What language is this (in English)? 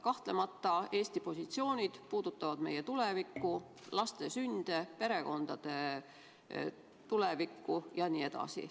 Estonian